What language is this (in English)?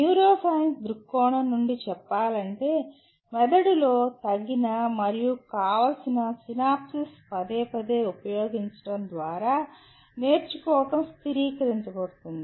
Telugu